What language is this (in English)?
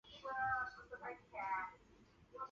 Chinese